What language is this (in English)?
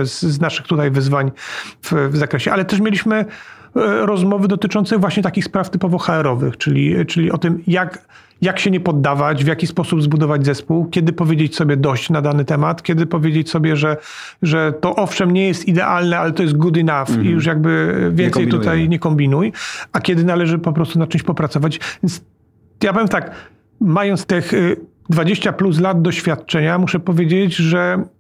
Polish